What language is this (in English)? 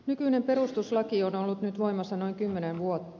Finnish